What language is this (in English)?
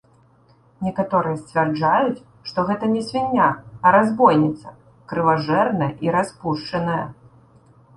Belarusian